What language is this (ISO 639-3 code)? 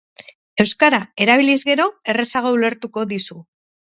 eus